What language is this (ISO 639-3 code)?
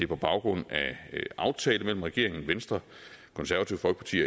dan